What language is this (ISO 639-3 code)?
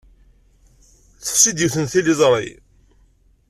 kab